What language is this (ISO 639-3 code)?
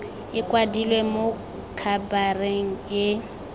tsn